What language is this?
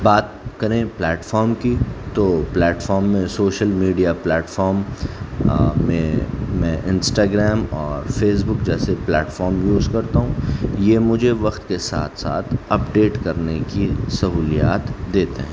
Urdu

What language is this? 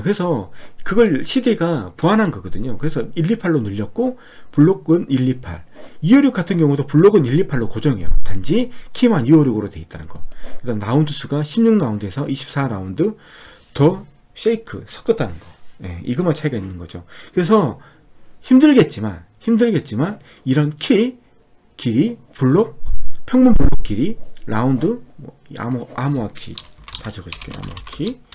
Korean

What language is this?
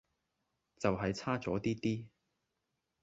Cantonese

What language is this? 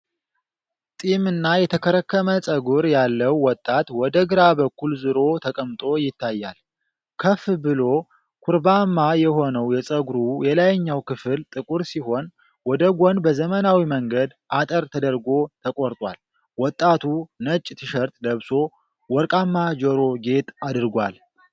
Amharic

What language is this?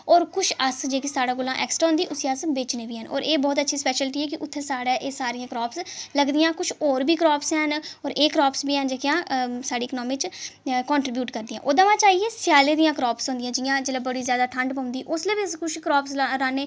Dogri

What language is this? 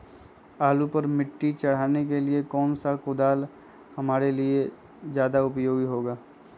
Magahi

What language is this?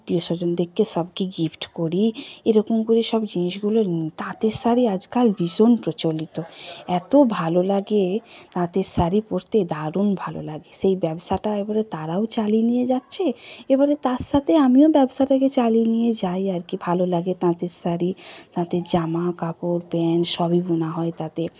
Bangla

